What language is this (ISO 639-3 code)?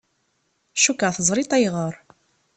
kab